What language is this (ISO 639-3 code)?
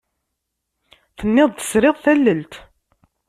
kab